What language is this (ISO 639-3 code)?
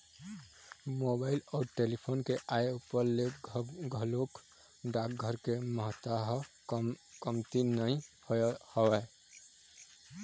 hne